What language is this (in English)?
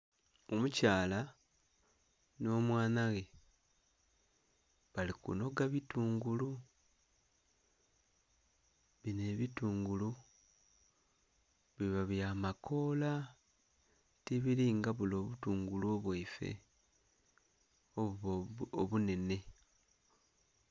Soga